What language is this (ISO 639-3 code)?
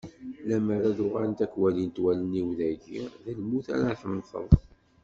kab